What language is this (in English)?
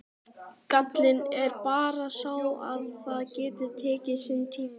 Icelandic